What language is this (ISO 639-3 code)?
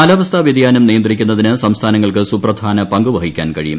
mal